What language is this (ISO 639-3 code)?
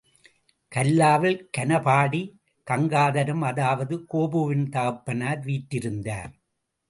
tam